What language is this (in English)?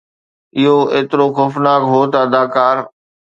Sindhi